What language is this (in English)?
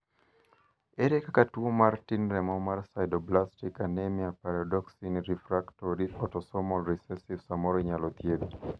Luo (Kenya and Tanzania)